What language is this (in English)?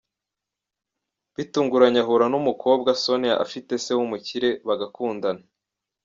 Kinyarwanda